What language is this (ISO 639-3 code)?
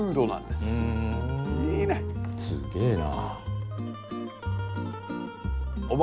jpn